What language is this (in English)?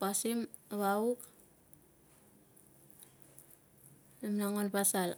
Tungag